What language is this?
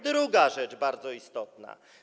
Polish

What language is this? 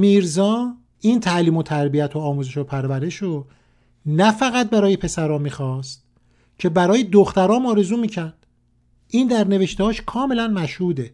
Persian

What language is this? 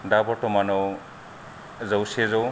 Bodo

